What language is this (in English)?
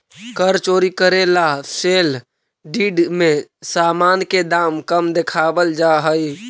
Magahi